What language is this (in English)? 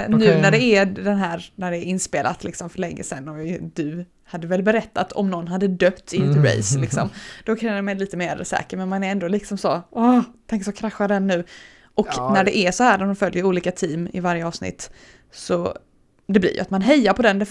Swedish